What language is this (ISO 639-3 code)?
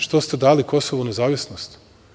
srp